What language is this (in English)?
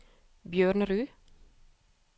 Norwegian